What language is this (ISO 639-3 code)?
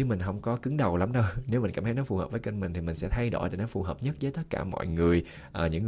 vie